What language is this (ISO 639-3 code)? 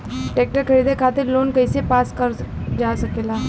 bho